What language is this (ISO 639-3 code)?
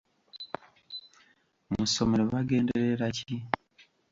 lug